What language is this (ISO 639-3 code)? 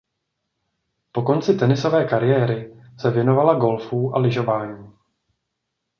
ces